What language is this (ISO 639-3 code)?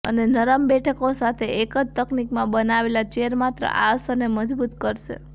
guj